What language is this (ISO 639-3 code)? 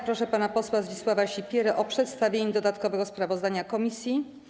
pol